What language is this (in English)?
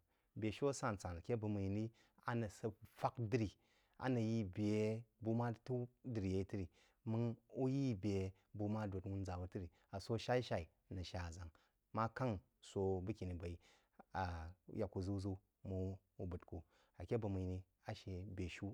Jiba